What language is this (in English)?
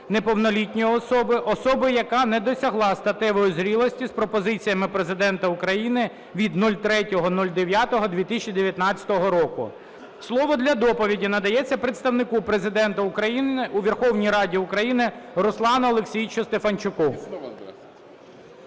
Ukrainian